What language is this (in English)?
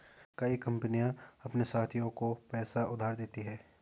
Hindi